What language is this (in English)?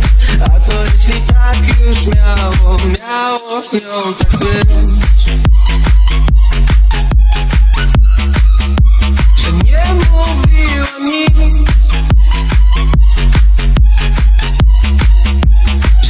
Polish